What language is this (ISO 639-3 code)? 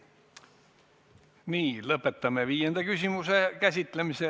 est